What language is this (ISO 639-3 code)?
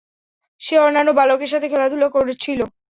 ben